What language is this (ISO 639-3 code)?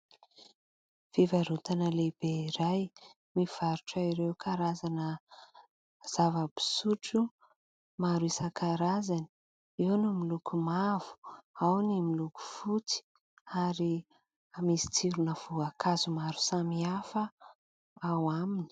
mlg